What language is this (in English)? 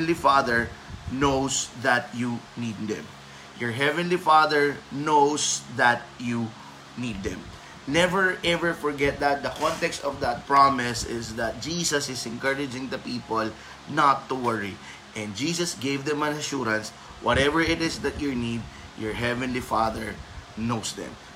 Filipino